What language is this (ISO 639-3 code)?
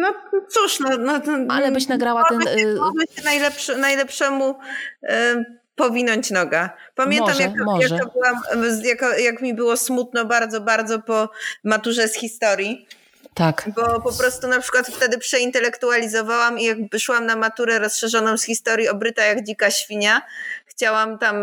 pol